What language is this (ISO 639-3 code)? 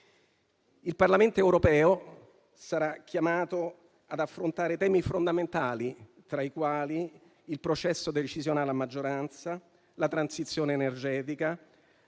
ita